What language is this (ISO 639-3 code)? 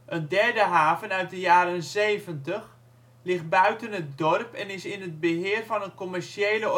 nld